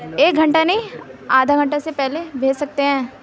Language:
Urdu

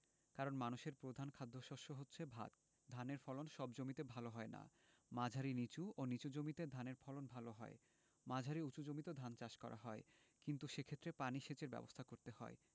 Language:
Bangla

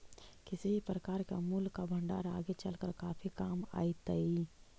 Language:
Magahi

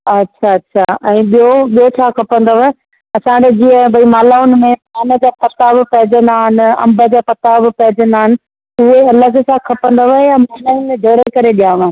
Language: Sindhi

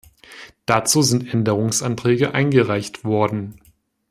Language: German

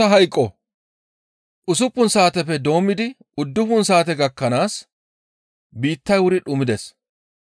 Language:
Gamo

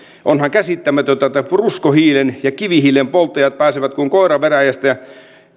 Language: Finnish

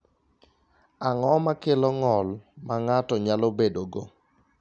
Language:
Luo (Kenya and Tanzania)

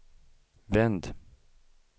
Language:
Swedish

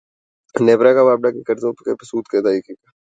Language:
Urdu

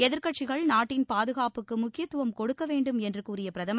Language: Tamil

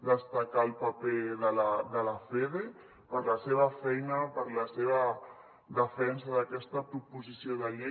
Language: Catalan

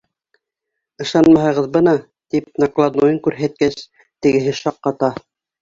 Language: Bashkir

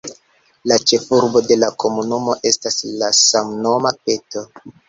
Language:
Esperanto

